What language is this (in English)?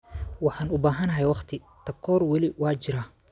Somali